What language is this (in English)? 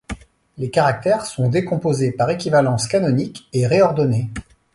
French